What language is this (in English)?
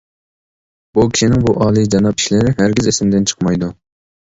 Uyghur